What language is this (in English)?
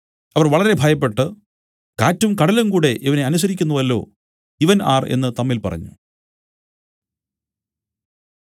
Malayalam